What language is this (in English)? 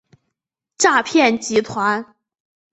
Chinese